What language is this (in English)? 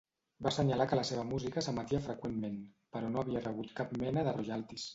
Catalan